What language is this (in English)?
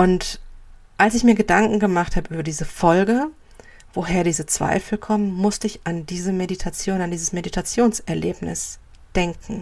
German